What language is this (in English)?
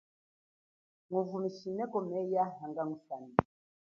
Chokwe